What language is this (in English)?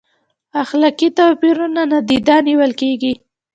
Pashto